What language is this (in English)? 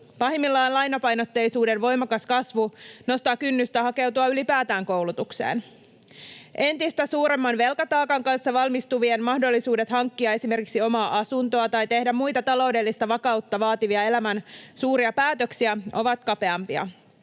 Finnish